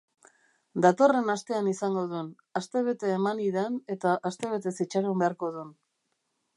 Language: Basque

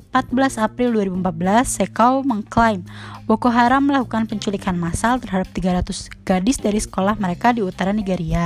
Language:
Indonesian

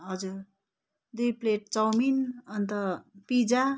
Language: Nepali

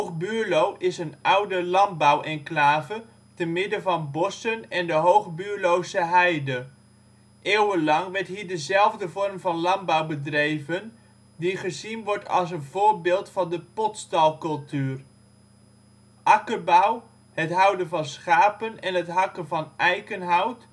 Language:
Dutch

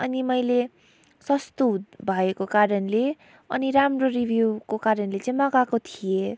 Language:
Nepali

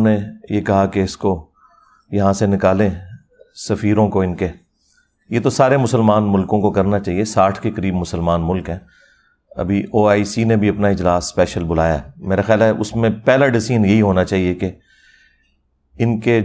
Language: Urdu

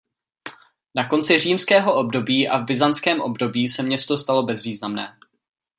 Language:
Czech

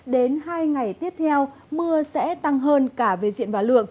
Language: Vietnamese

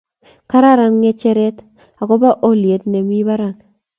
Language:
Kalenjin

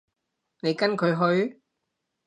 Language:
Cantonese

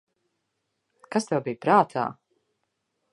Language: Latvian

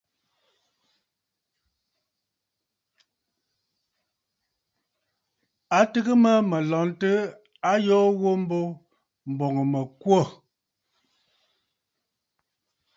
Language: Bafut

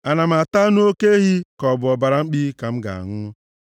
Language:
Igbo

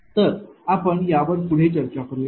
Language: Marathi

